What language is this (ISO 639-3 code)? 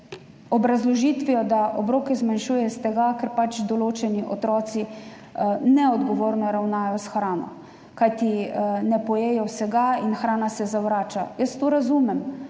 slv